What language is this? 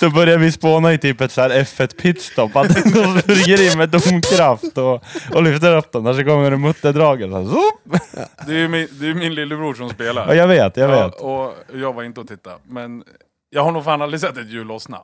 Swedish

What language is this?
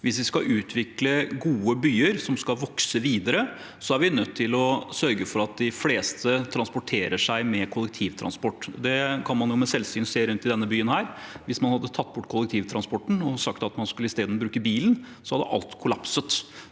Norwegian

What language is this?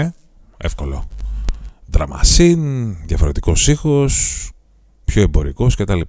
Greek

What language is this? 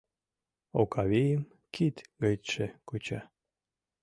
Mari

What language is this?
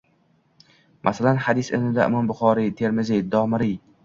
Uzbek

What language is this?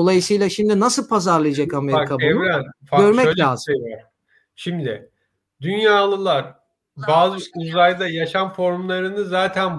Turkish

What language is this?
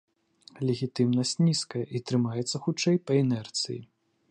Belarusian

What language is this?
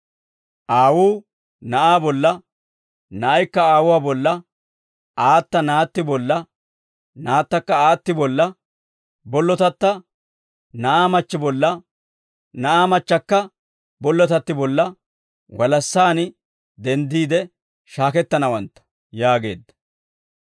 Dawro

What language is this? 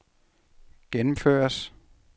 Danish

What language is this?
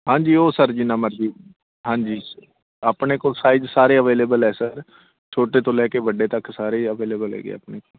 Punjabi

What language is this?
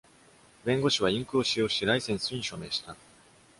Japanese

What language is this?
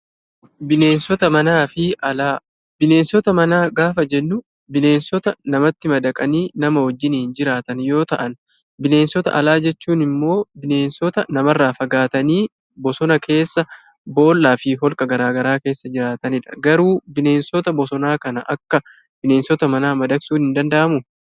Oromo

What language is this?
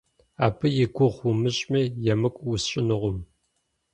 Kabardian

